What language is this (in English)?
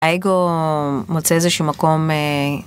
Hebrew